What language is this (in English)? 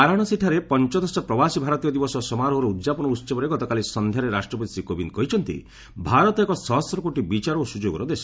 Odia